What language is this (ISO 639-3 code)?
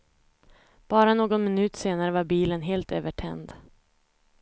swe